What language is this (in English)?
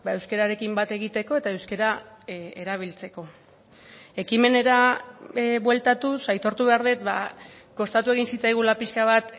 Basque